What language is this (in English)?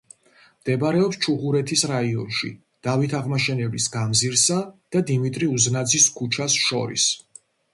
Georgian